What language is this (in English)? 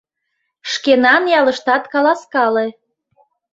Mari